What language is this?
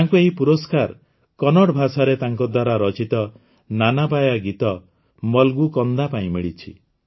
Odia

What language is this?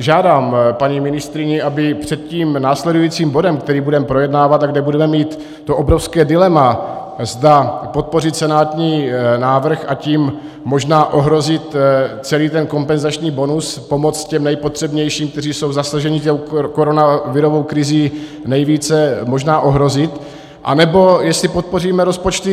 Czech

